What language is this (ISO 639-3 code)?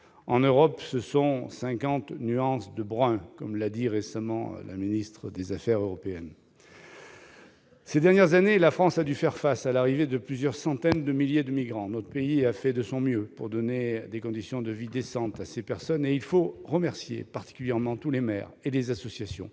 fra